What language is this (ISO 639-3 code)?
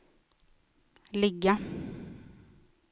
swe